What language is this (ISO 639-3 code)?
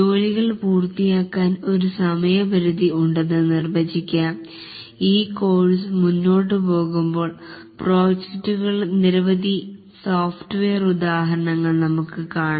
mal